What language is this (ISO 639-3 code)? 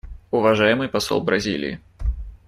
rus